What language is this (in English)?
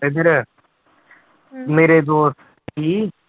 Punjabi